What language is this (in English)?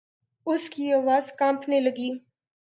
Urdu